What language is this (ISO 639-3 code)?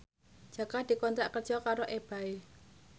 jav